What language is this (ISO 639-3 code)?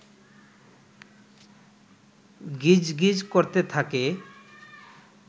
ben